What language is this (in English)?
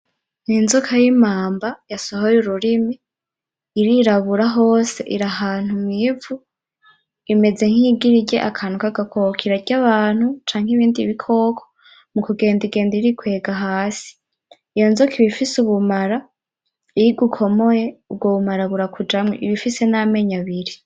Rundi